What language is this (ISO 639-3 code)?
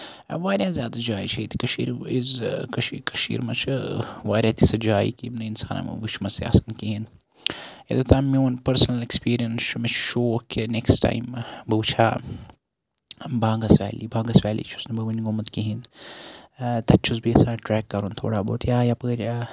kas